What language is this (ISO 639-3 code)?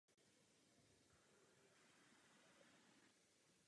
ces